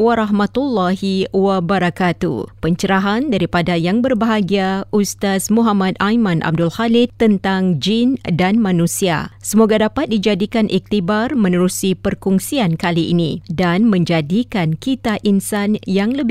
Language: Malay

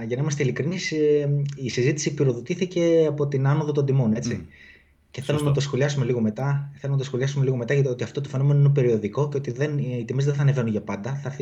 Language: Greek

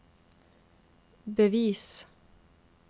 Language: Norwegian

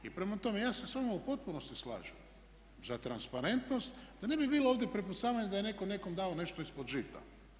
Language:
Croatian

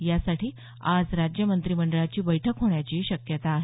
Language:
Marathi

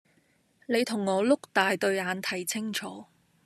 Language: Cantonese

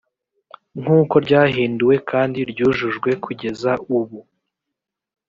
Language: Kinyarwanda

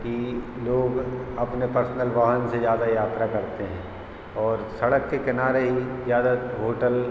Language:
Hindi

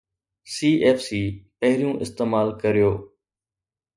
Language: Sindhi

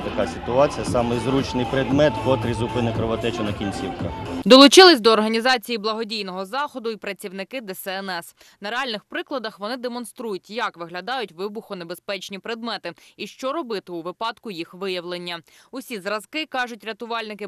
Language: Ukrainian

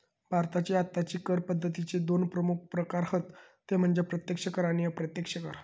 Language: Marathi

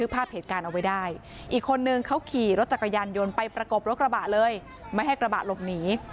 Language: Thai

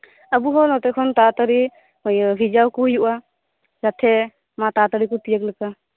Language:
Santali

